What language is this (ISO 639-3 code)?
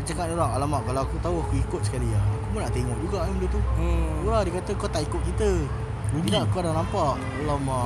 msa